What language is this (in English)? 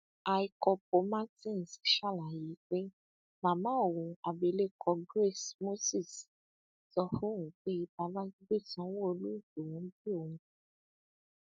Yoruba